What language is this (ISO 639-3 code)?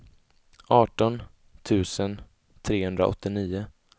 swe